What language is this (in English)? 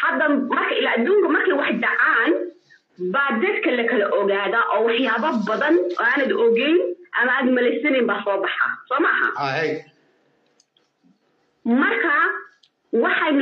Arabic